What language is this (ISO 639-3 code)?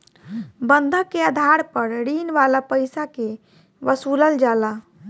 bho